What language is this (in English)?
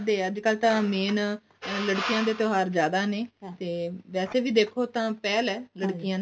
Punjabi